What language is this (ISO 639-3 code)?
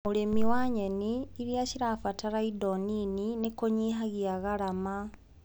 kik